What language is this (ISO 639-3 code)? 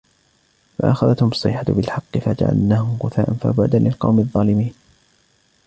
ara